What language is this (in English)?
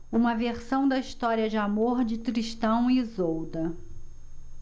Portuguese